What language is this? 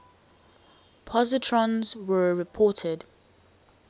English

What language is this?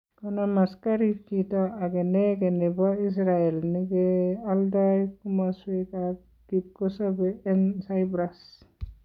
Kalenjin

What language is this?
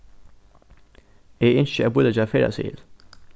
Faroese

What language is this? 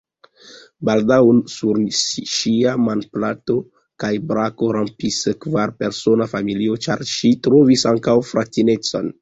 Esperanto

